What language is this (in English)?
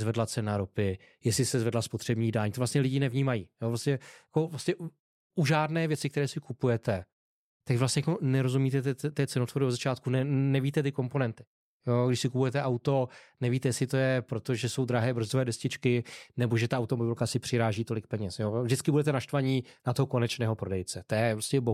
Czech